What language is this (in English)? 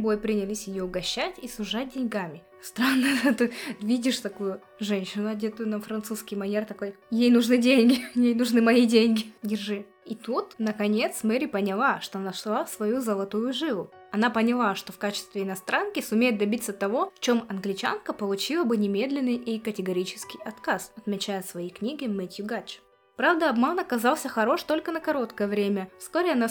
Russian